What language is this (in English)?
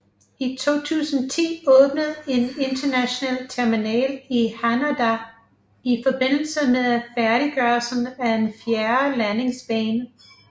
Danish